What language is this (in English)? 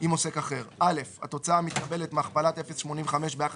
Hebrew